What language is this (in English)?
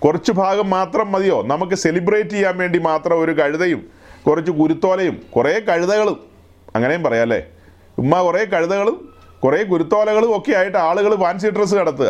Malayalam